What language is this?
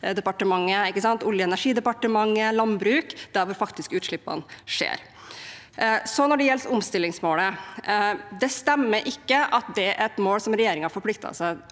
Norwegian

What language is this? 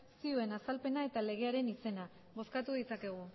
Basque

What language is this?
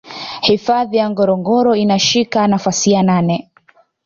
Swahili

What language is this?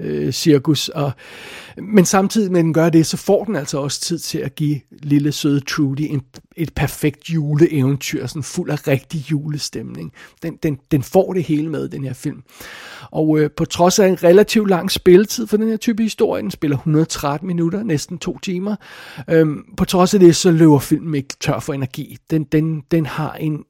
Danish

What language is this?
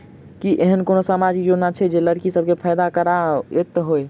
Maithili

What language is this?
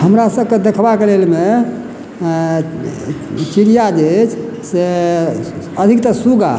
Maithili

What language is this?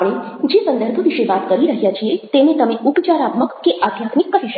Gujarati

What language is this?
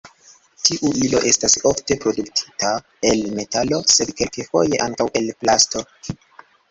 Esperanto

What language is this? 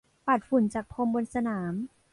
Thai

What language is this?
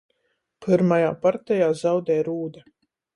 Latgalian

